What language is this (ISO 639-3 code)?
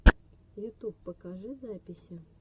rus